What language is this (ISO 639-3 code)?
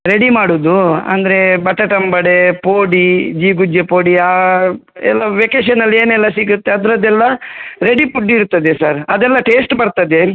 kan